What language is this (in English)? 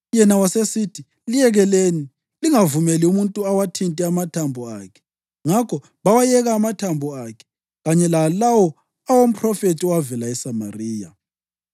North Ndebele